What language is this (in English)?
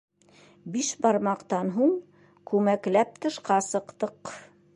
Bashkir